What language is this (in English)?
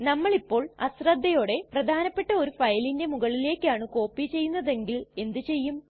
Malayalam